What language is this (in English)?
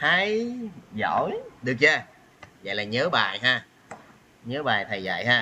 Vietnamese